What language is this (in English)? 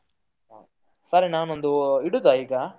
Kannada